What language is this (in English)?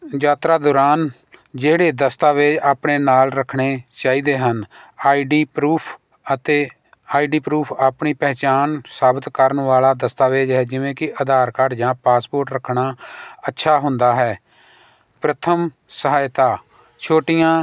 Punjabi